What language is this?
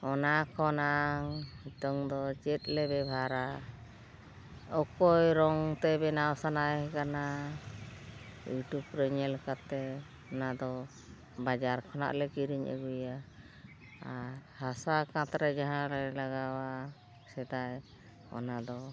Santali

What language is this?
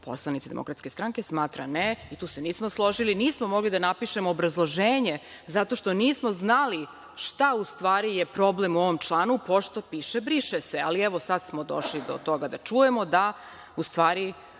Serbian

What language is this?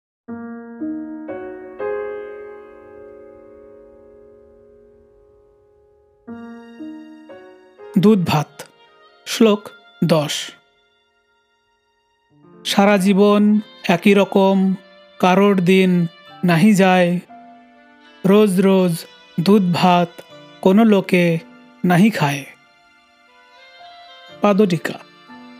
Bangla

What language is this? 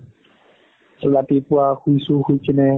Assamese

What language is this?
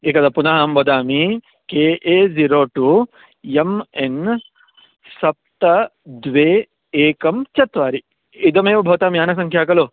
Sanskrit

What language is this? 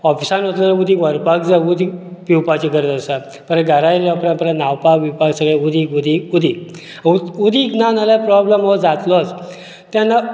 Konkani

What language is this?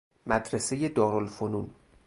Persian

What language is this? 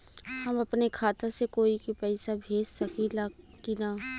Bhojpuri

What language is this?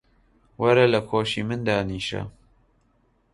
Central Kurdish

